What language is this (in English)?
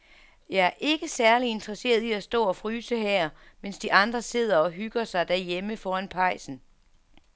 Danish